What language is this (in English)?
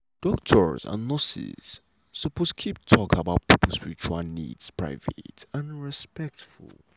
Nigerian Pidgin